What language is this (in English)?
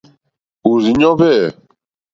Mokpwe